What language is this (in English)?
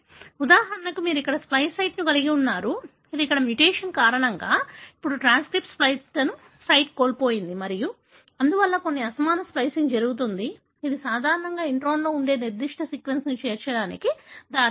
Telugu